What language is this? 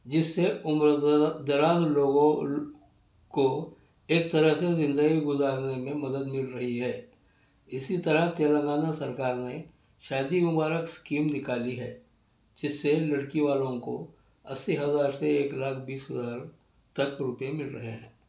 Urdu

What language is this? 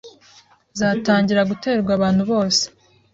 Kinyarwanda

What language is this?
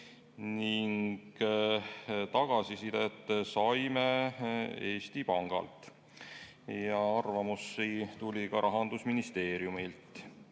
Estonian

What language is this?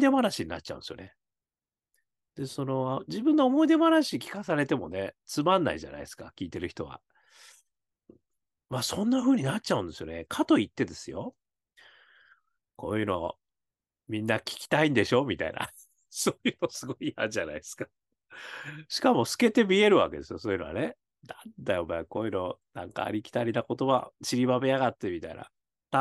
Japanese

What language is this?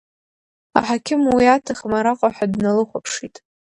Abkhazian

